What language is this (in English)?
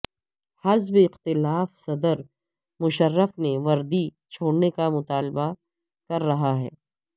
Urdu